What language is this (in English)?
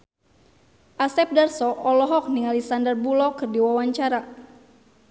Sundanese